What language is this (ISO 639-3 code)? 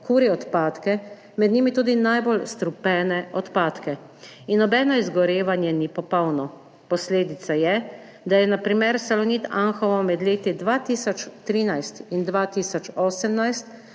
slv